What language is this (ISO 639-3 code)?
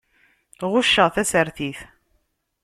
kab